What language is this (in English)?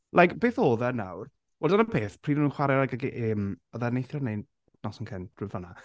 Welsh